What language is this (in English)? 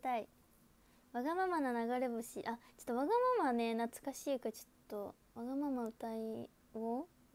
Japanese